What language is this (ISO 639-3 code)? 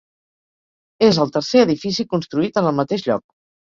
cat